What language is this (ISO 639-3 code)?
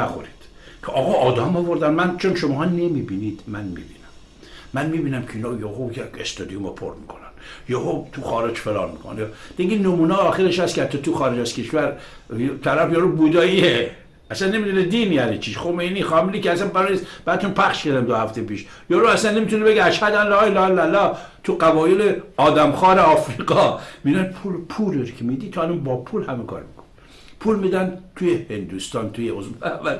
fas